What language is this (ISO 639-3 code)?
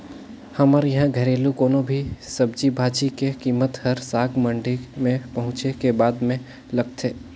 hne